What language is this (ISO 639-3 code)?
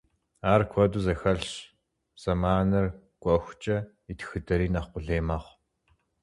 kbd